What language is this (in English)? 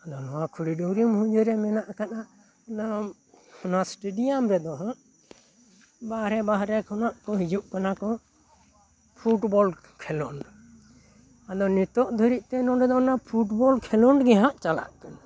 Santali